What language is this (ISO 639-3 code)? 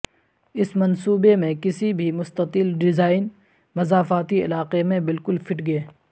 urd